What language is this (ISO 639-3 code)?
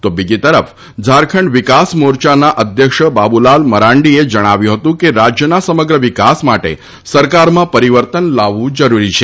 guj